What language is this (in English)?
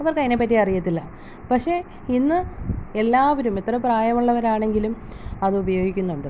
Malayalam